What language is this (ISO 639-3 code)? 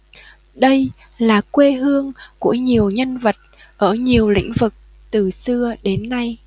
vie